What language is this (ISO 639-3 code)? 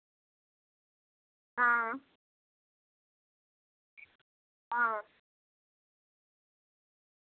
doi